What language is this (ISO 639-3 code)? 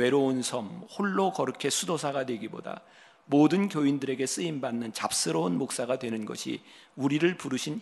kor